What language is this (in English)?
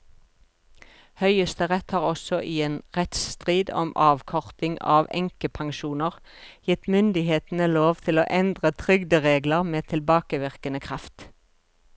Norwegian